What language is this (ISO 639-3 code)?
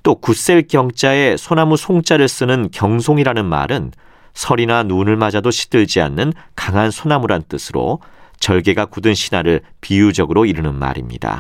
kor